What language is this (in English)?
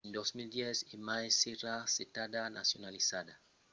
Occitan